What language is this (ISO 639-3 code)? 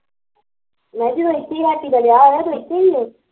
pan